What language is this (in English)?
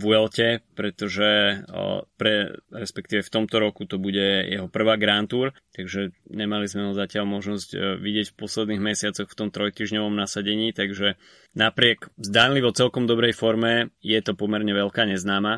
Slovak